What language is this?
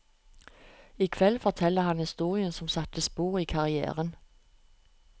Norwegian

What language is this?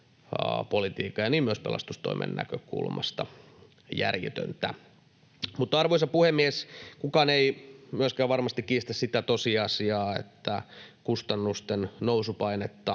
Finnish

